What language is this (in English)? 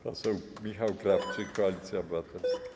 Polish